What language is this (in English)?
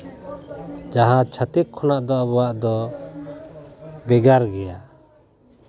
Santali